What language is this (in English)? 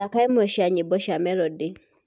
Kikuyu